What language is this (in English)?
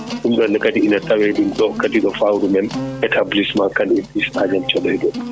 Fula